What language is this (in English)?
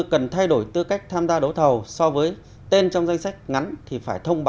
Vietnamese